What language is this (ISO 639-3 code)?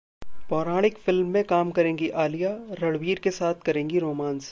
hin